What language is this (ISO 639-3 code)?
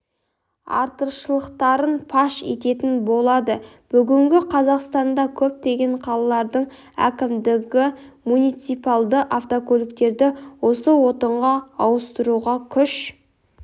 kaz